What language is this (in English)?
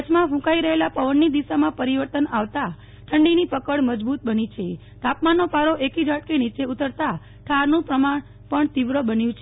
Gujarati